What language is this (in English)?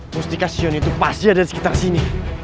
Indonesian